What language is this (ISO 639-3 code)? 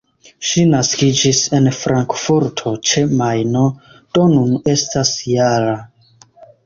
epo